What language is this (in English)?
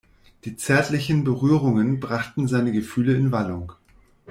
German